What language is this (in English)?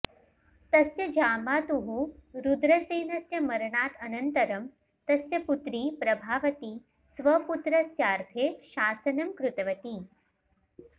Sanskrit